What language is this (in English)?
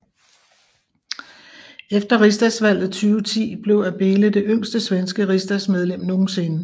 Danish